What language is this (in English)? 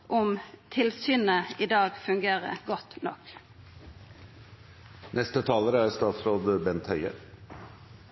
Norwegian